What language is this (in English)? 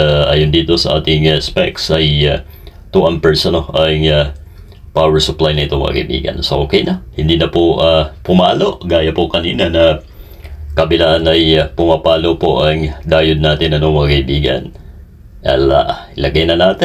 Filipino